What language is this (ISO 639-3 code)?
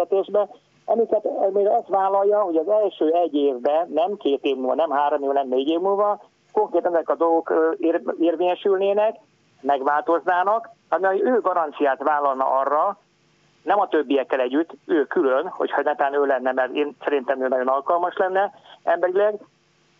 hun